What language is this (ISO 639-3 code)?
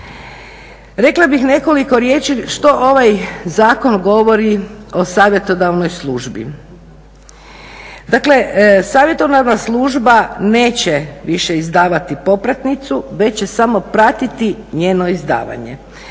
hrv